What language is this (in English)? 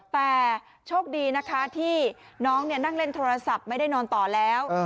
Thai